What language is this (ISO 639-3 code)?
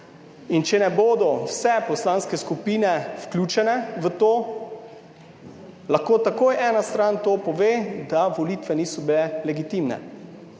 slv